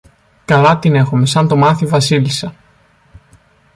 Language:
Greek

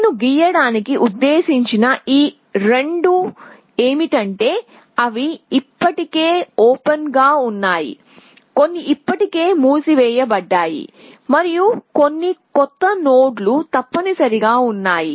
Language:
Telugu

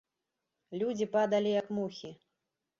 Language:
Belarusian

